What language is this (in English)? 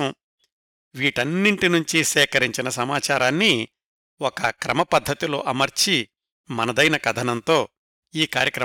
Telugu